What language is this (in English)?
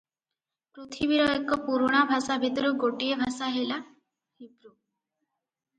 Odia